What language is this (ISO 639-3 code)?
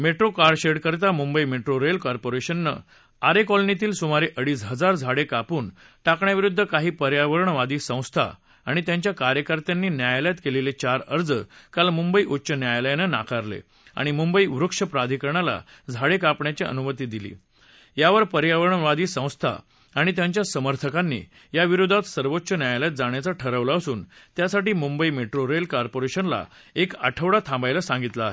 mar